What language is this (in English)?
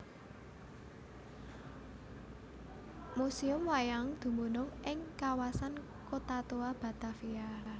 Javanese